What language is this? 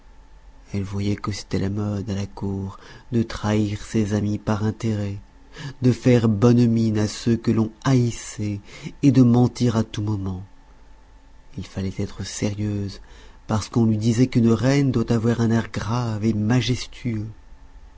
French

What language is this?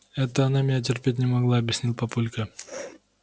Russian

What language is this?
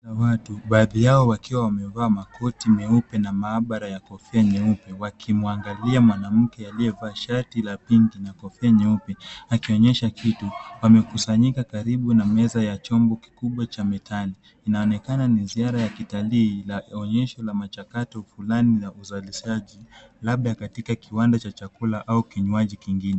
Swahili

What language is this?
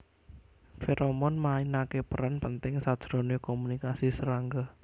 Javanese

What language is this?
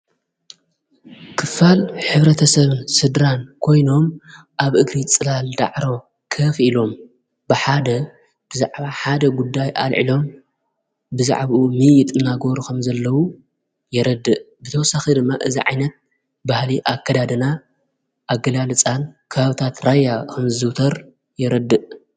Tigrinya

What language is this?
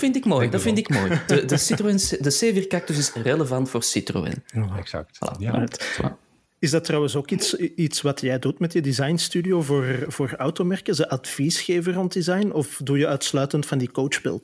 Dutch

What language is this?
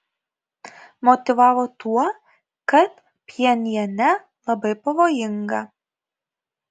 Lithuanian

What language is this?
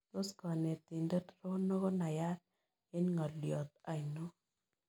Kalenjin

